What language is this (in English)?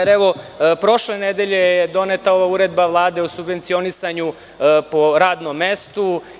Serbian